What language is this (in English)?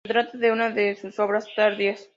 Spanish